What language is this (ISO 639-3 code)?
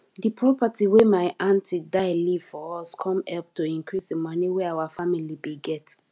pcm